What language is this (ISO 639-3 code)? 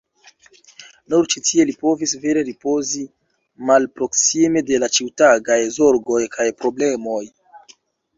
epo